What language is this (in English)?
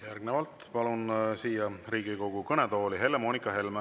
Estonian